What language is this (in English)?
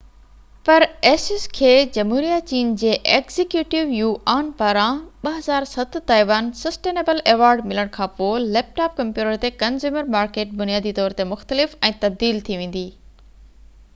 Sindhi